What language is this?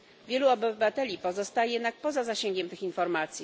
Polish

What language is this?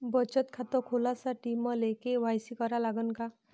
Marathi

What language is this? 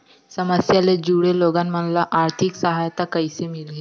Chhattisgarhi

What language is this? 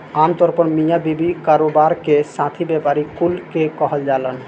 Bhojpuri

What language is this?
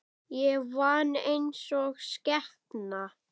Icelandic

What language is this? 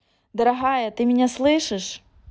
Russian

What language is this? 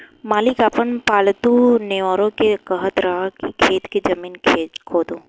Bhojpuri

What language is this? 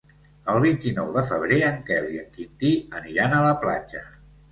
Catalan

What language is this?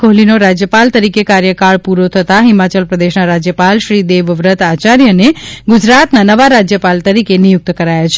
Gujarati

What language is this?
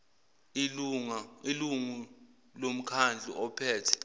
Zulu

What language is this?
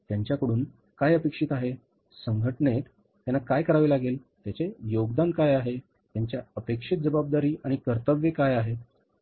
Marathi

